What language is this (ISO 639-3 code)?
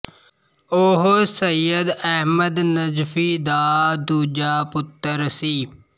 pan